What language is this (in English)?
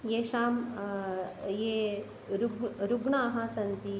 Sanskrit